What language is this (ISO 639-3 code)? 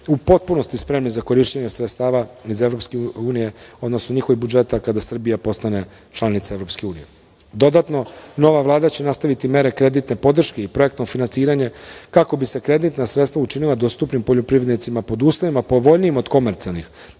srp